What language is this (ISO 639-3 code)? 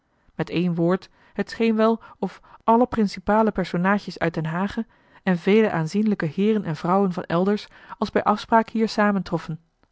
nld